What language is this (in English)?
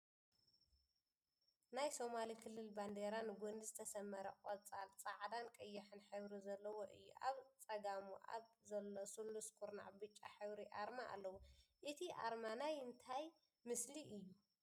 Tigrinya